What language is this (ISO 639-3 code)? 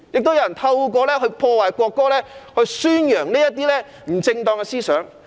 yue